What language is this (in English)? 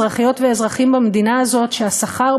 Hebrew